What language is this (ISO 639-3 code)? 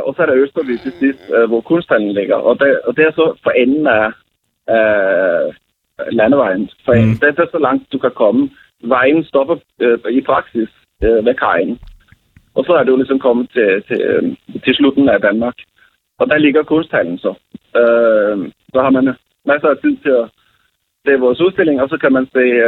dan